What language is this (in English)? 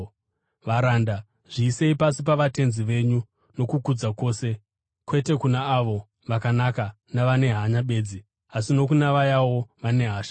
Shona